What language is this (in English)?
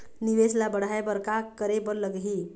Chhattisgarhi